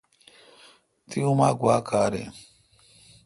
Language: Kalkoti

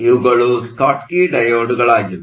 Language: Kannada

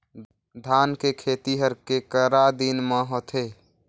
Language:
Chhattisgarhi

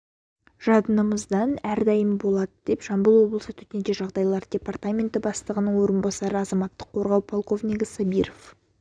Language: Kazakh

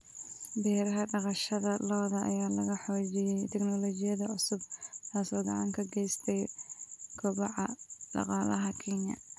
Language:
Somali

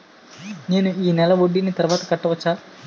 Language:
Telugu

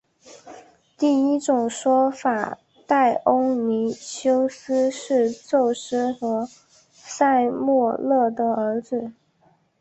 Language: Chinese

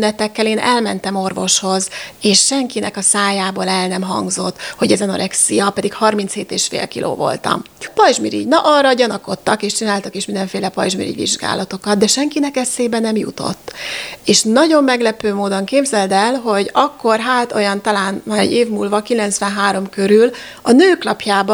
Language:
Hungarian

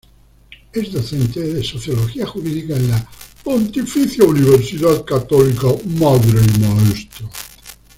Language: Spanish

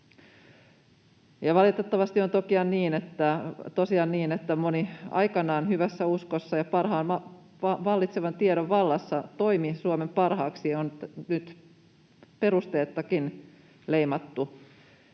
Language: Finnish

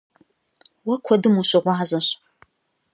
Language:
Kabardian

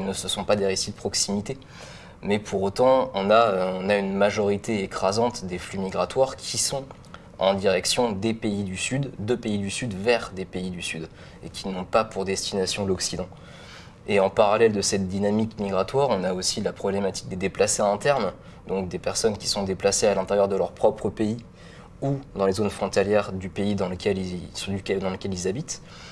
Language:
French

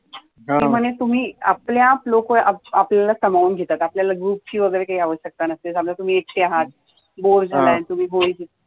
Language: Marathi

